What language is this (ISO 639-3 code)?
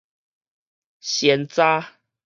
nan